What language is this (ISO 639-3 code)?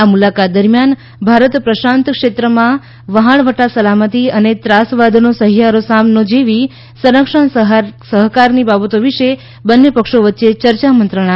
guj